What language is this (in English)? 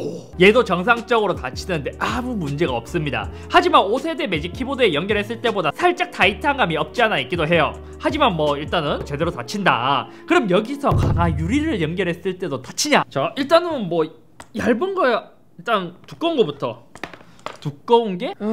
Korean